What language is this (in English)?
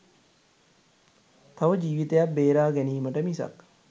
Sinhala